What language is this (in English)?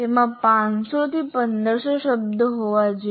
Gujarati